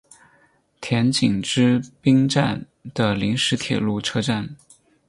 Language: Chinese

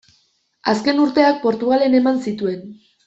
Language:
Basque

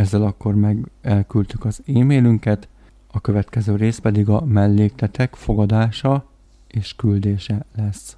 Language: Hungarian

